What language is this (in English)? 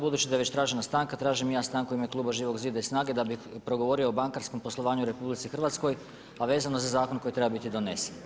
Croatian